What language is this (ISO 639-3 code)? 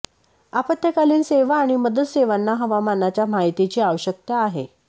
mar